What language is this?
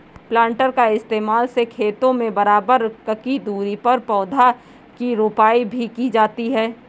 Hindi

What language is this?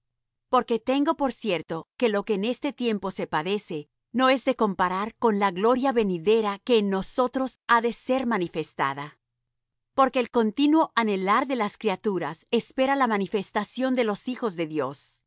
Spanish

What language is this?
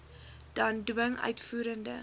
Afrikaans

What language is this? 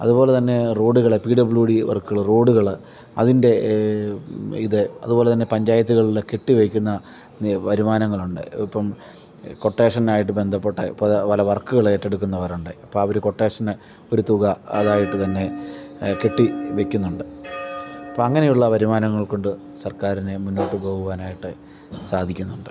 Malayalam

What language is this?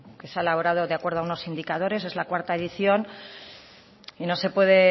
Spanish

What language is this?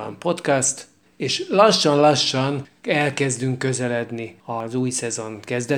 Hungarian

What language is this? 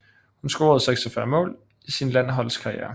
Danish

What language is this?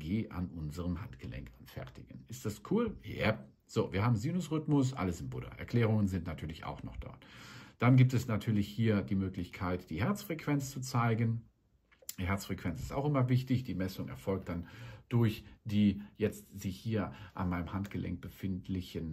German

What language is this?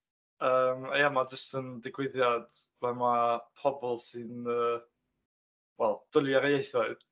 Welsh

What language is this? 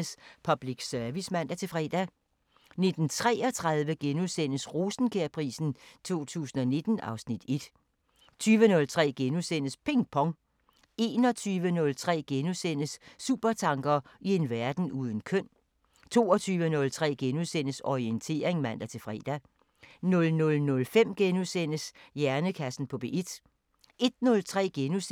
Danish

